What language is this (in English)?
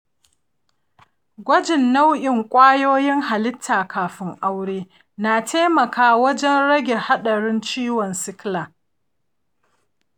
Hausa